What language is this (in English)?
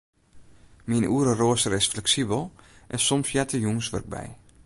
Western Frisian